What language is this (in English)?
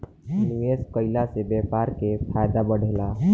Bhojpuri